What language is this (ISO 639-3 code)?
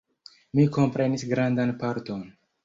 epo